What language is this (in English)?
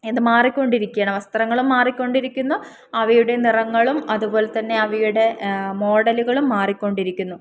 Malayalam